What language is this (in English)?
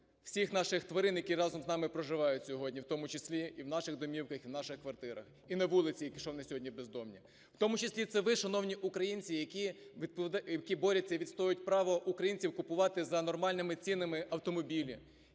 Ukrainian